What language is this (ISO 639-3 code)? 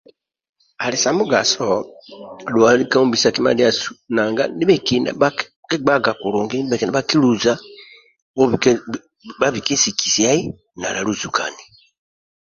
rwm